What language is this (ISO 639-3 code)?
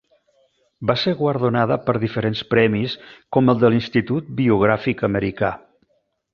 cat